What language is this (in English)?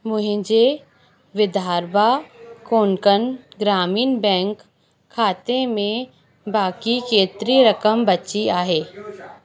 Sindhi